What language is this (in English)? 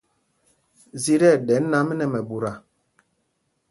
Mpumpong